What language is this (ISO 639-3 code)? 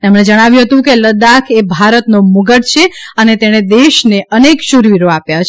guj